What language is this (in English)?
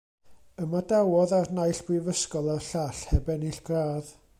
Welsh